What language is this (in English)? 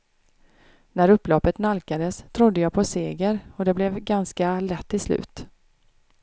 Swedish